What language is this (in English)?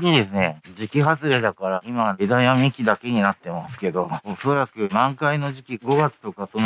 Japanese